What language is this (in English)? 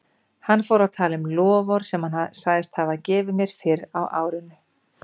Icelandic